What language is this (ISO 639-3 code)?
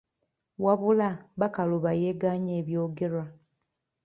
lug